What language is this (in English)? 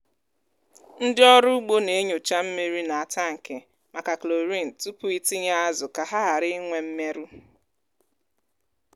Igbo